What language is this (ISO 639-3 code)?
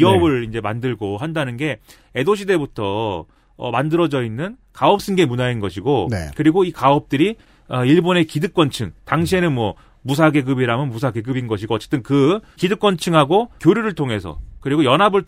kor